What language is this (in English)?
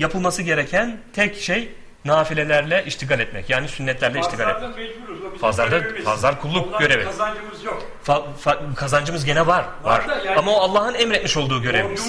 Turkish